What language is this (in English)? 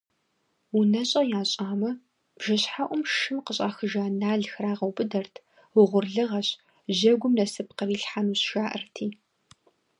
Kabardian